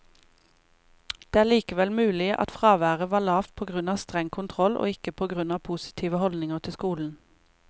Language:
Norwegian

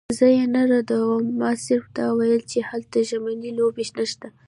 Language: Pashto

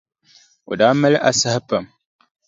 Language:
Dagbani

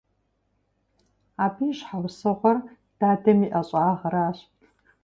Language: Kabardian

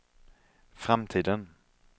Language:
Swedish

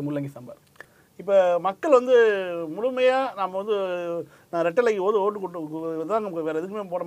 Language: Tamil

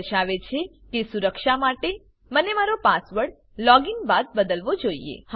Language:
Gujarati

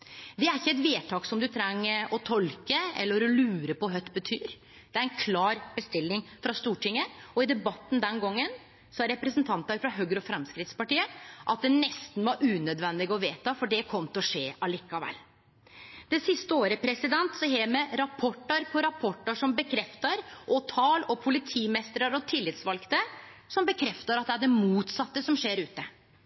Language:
Norwegian Nynorsk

